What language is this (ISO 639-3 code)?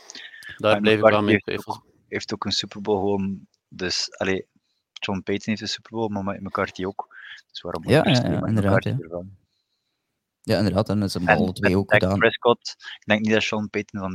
nld